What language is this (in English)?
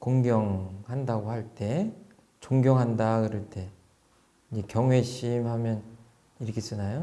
Korean